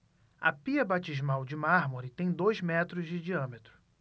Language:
Portuguese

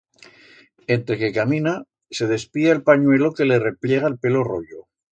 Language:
Aragonese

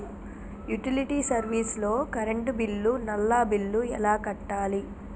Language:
Telugu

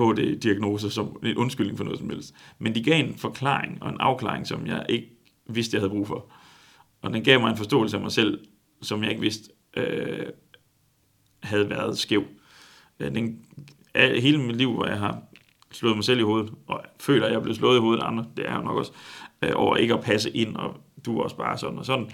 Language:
Danish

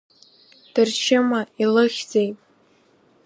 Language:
Abkhazian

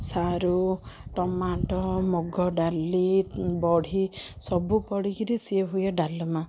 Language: Odia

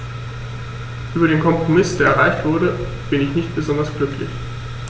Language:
German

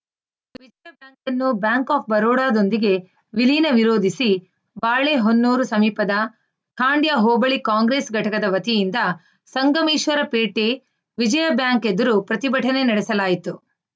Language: Kannada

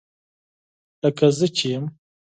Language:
Pashto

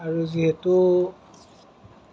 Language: Assamese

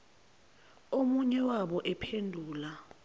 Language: Zulu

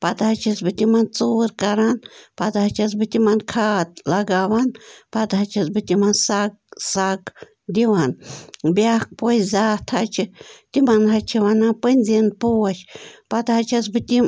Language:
Kashmiri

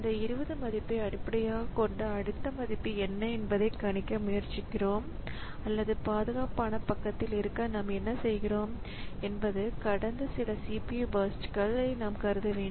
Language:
Tamil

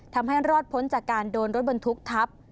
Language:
Thai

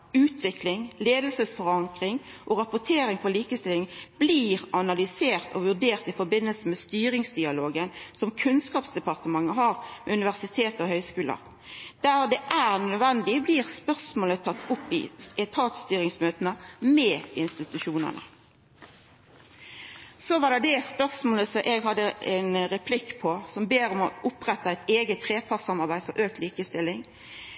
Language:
Norwegian Nynorsk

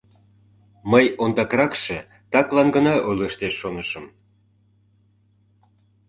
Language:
Mari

